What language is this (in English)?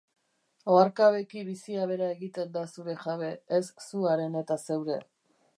Basque